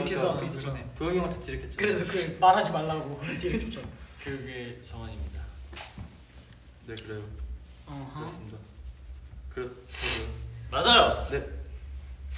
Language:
Korean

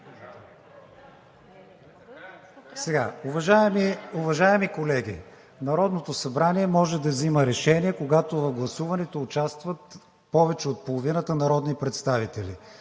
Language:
Bulgarian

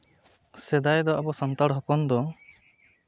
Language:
Santali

